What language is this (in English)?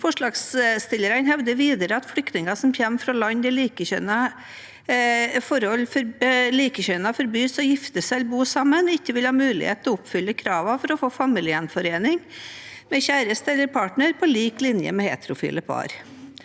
Norwegian